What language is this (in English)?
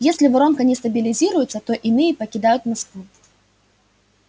Russian